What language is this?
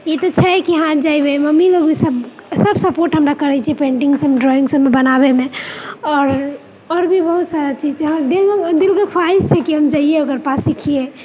Maithili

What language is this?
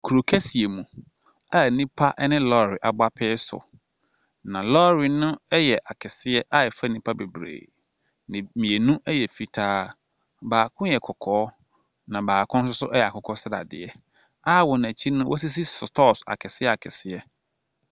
Akan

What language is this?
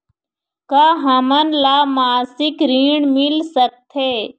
Chhattisgarhi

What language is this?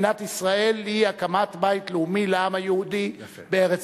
Hebrew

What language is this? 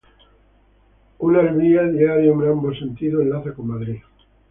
Spanish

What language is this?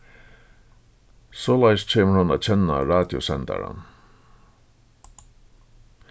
Faroese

